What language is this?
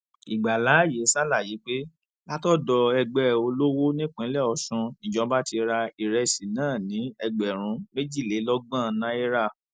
Yoruba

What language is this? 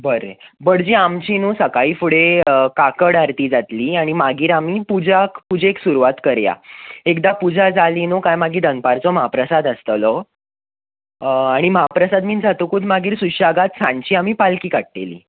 Konkani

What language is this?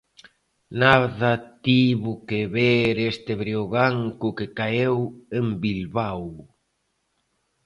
Galician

